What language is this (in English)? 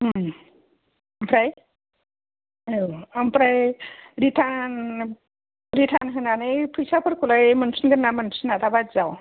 Bodo